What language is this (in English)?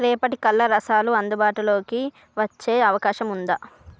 Telugu